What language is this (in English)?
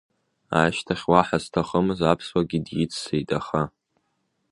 Abkhazian